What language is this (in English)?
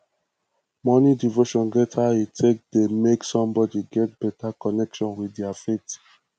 Nigerian Pidgin